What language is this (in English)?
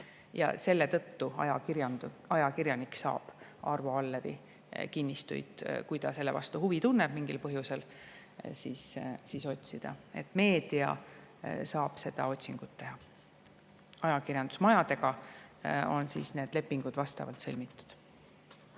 Estonian